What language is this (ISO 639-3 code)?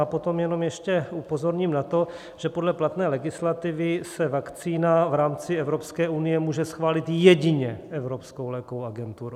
ces